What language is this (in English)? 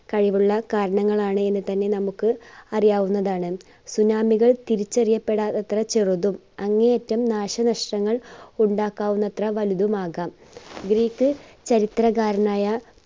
Malayalam